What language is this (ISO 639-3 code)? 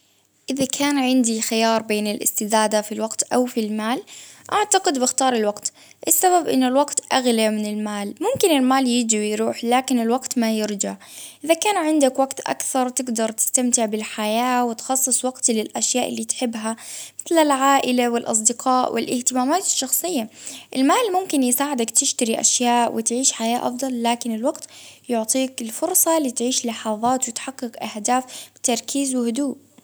abv